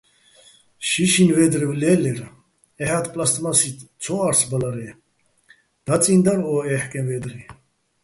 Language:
Bats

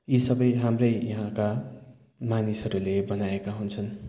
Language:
Nepali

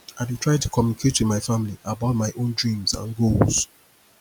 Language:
Nigerian Pidgin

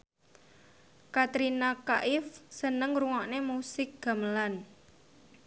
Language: Javanese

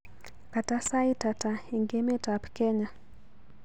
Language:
Kalenjin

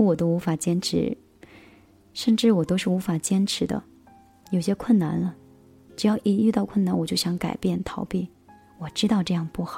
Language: Chinese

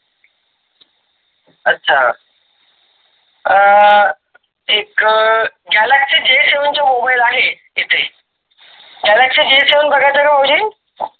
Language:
Marathi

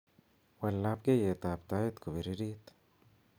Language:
Kalenjin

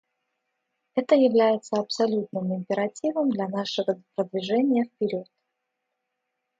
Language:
Russian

